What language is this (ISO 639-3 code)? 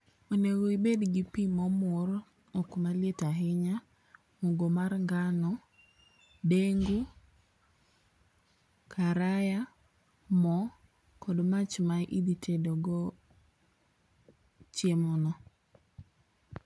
luo